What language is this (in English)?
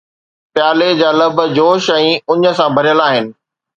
Sindhi